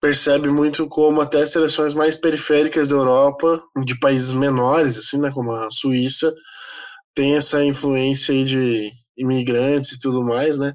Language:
Portuguese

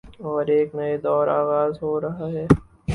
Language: Urdu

